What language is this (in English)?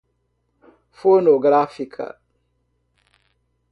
Portuguese